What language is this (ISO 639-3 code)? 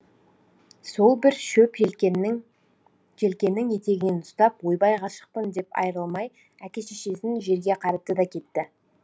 kaz